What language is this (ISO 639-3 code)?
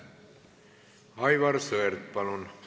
est